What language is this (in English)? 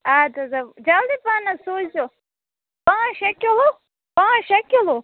Kashmiri